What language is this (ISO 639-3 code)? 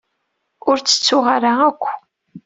kab